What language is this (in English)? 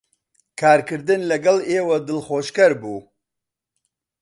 Central Kurdish